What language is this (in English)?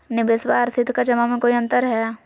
Magahi